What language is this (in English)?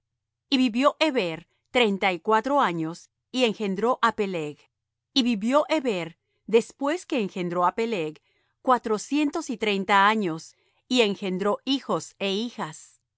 Spanish